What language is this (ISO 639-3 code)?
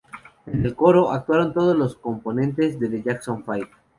spa